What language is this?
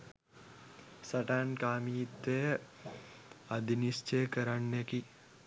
Sinhala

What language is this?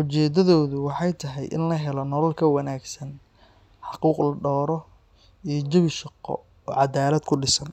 Somali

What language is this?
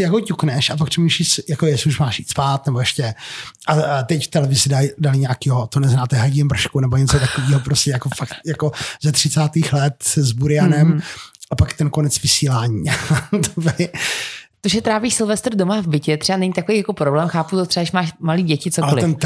Czech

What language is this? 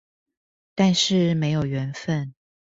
Chinese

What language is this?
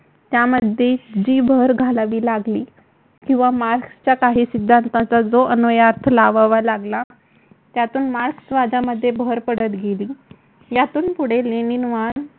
Marathi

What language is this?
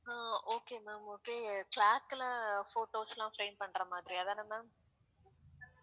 Tamil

